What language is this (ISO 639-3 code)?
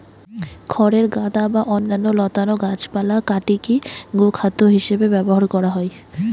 ben